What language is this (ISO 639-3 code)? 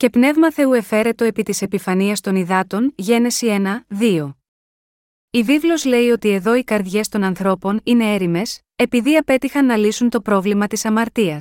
ell